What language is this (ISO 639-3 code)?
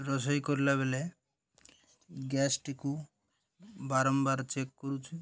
ori